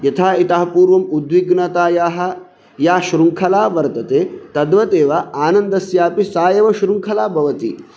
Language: Sanskrit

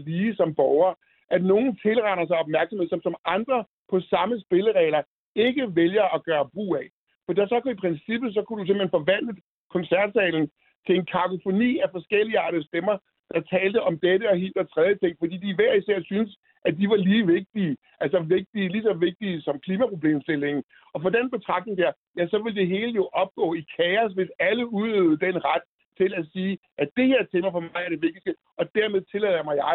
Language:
Danish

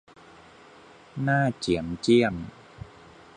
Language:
Thai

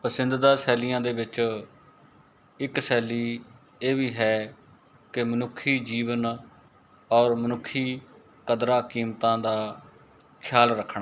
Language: Punjabi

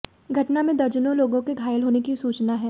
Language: Hindi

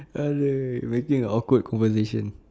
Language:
English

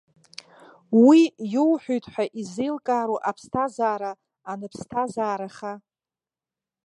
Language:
Abkhazian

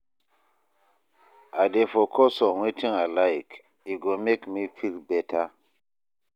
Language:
Nigerian Pidgin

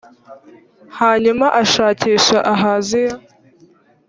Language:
Kinyarwanda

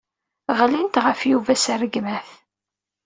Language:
Kabyle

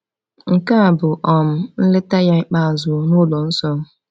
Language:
Igbo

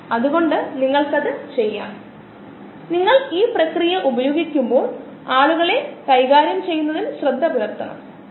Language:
Malayalam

